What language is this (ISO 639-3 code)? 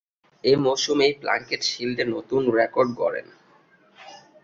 ben